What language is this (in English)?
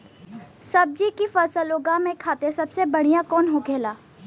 Bhojpuri